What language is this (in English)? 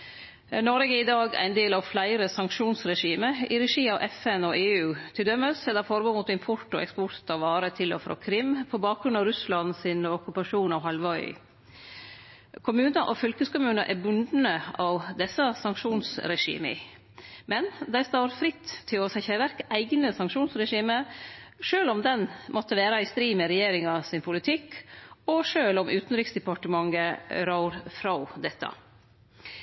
Norwegian Nynorsk